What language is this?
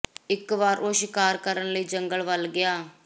Punjabi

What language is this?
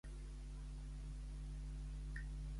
Catalan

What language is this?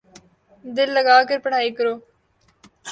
Urdu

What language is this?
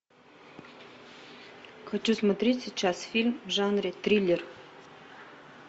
Russian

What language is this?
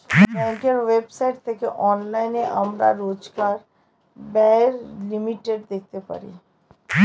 Bangla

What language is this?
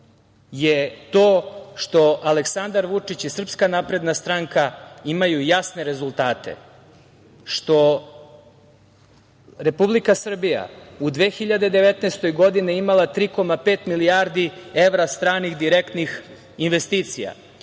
Serbian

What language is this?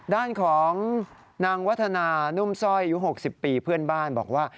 Thai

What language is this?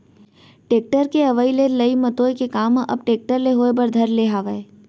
Chhattisgarhi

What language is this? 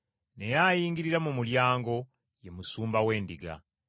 Ganda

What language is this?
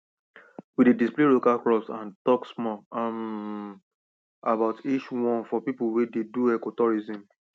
Nigerian Pidgin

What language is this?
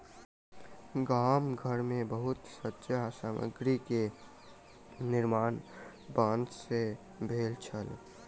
Maithili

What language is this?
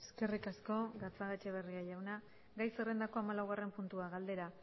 Basque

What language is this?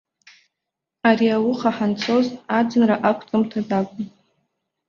Abkhazian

